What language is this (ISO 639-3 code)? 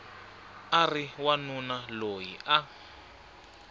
tso